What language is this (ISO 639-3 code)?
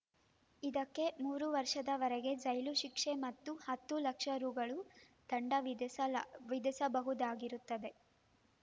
kan